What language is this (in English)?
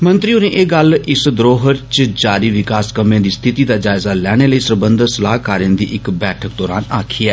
Dogri